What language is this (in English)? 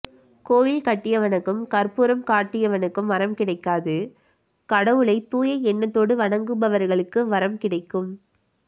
Tamil